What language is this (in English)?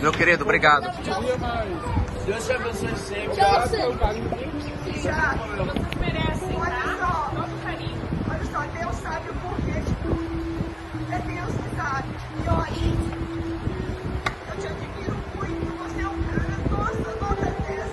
Portuguese